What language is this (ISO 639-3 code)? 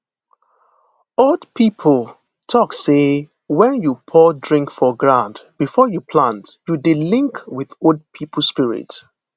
pcm